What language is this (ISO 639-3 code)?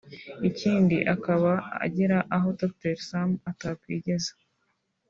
kin